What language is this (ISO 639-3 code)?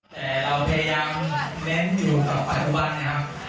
tha